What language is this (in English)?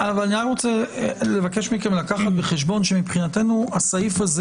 Hebrew